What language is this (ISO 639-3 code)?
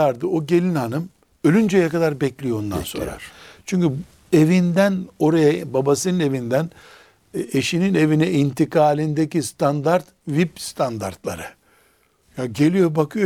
tur